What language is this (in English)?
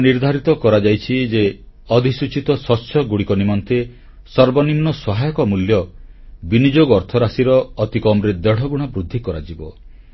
Odia